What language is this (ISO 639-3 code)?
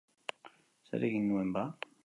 eus